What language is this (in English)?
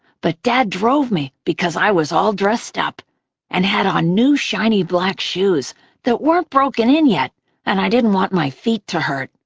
English